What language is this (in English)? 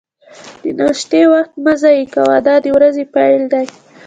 Pashto